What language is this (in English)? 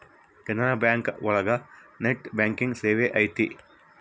Kannada